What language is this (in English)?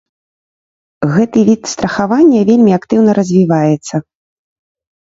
Belarusian